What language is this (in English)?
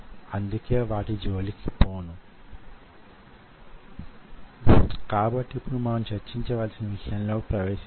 Telugu